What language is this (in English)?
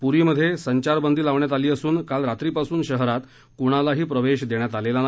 Marathi